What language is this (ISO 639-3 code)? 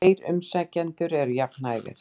isl